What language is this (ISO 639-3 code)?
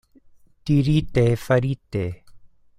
epo